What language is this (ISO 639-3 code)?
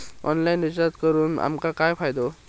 mar